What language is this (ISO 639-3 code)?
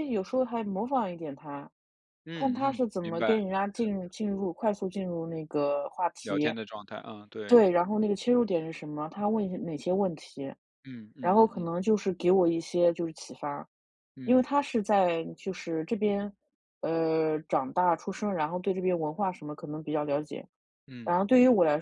zho